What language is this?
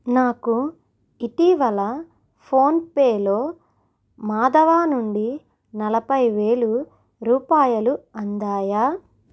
Telugu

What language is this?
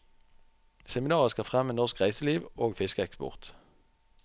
Norwegian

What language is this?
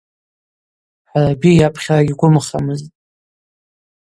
Abaza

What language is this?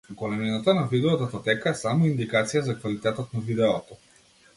Macedonian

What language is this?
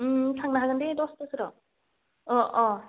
Bodo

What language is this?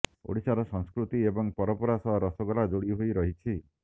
Odia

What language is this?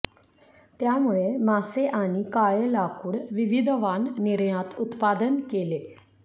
Marathi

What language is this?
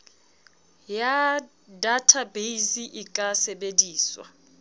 Southern Sotho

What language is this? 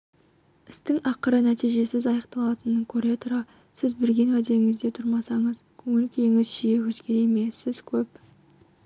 Kazakh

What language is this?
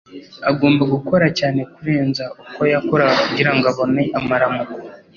Kinyarwanda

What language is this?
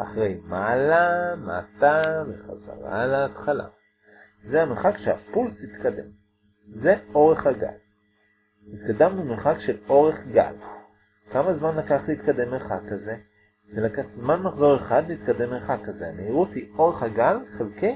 Hebrew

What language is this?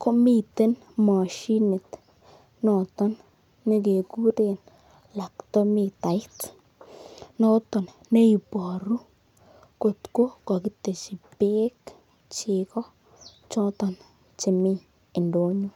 Kalenjin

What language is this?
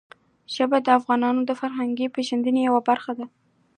Pashto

